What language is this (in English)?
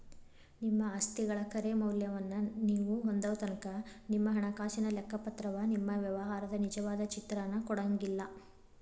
Kannada